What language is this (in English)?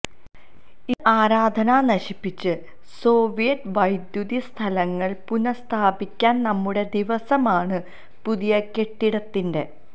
Malayalam